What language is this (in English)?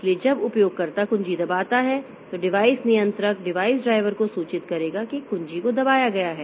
Hindi